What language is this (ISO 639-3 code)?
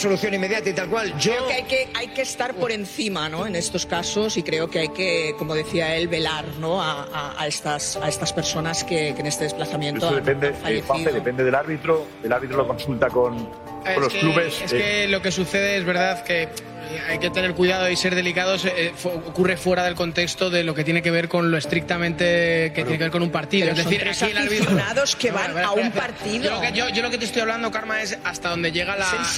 spa